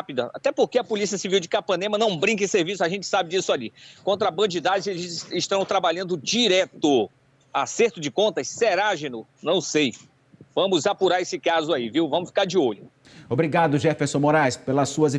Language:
Portuguese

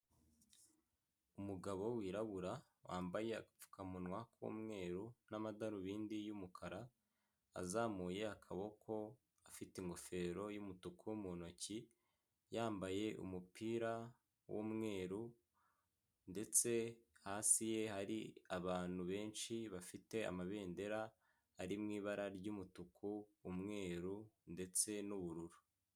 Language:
Kinyarwanda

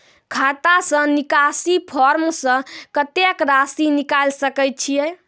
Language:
Maithili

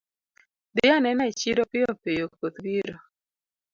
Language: Luo (Kenya and Tanzania)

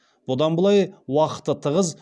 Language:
Kazakh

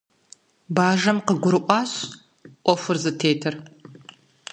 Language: Kabardian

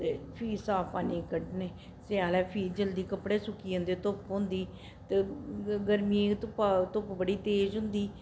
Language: Dogri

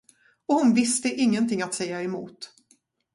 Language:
Swedish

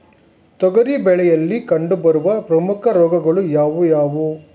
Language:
Kannada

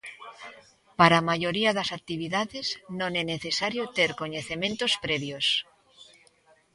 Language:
Galician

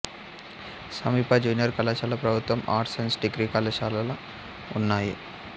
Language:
Telugu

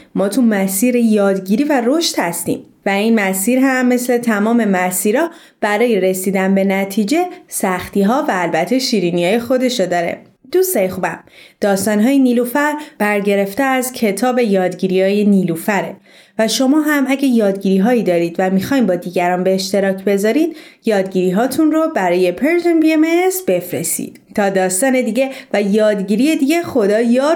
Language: Persian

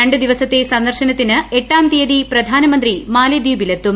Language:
Malayalam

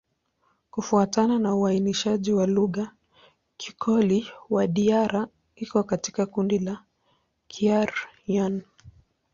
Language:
Swahili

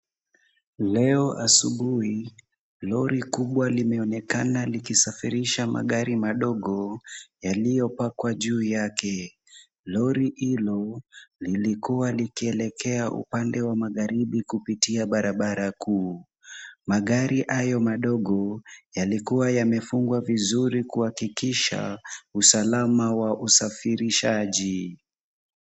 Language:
Swahili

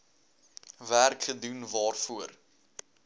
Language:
Afrikaans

